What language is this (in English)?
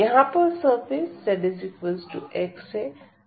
Hindi